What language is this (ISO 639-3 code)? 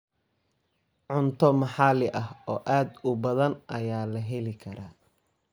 som